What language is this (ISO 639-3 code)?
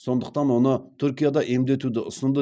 kaz